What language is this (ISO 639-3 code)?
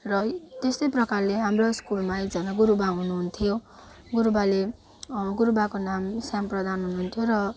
nep